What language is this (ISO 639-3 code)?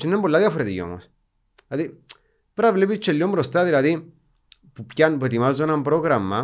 ell